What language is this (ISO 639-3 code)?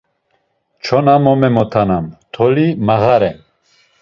lzz